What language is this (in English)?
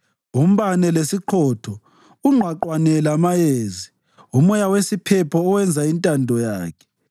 North Ndebele